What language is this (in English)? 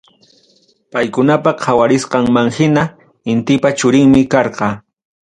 Ayacucho Quechua